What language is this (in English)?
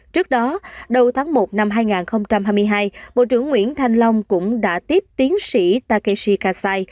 Vietnamese